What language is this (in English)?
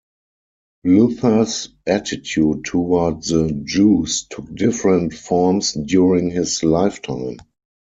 English